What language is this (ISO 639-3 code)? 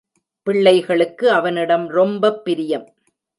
tam